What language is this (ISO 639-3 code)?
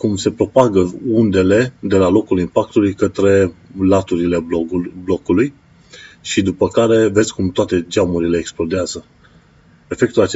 ron